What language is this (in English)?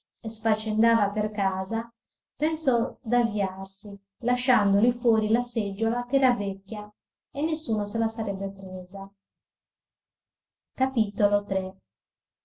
Italian